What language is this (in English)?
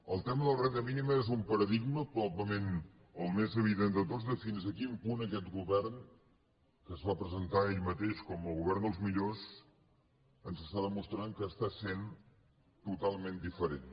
Catalan